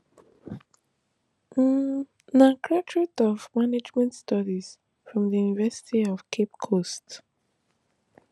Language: Nigerian Pidgin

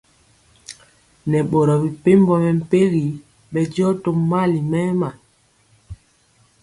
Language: Mpiemo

